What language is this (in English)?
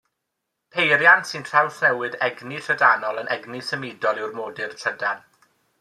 Welsh